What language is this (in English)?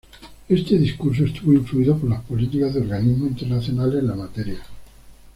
Spanish